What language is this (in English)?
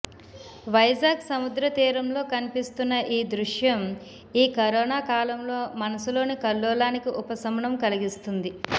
Telugu